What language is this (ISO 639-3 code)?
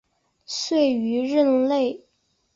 zho